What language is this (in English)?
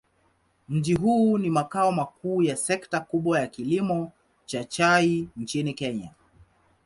Swahili